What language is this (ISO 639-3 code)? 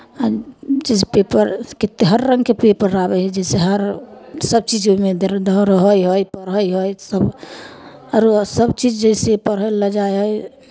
mai